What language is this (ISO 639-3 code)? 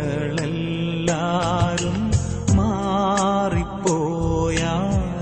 mal